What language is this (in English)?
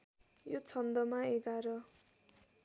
Nepali